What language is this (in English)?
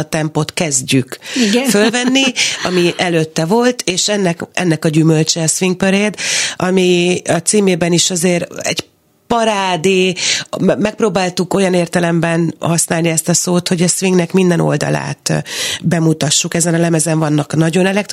Hungarian